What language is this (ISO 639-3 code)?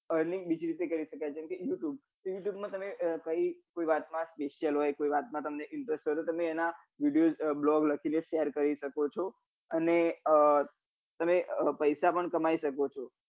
guj